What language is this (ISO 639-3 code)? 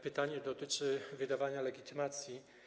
pol